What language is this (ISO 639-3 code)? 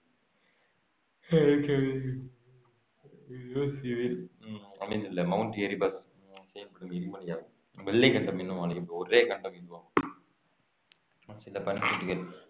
tam